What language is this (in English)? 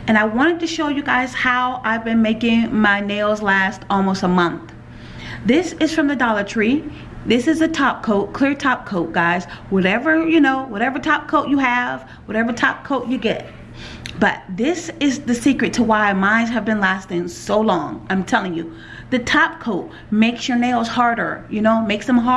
English